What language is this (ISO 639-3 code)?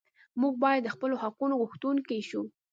pus